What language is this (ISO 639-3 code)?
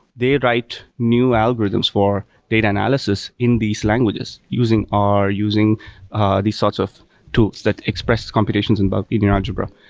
eng